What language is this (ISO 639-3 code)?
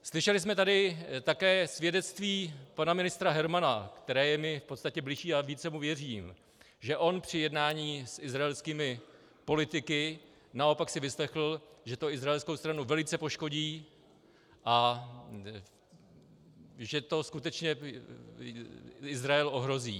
ces